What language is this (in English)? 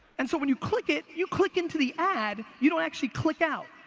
English